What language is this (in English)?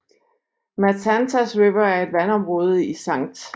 Danish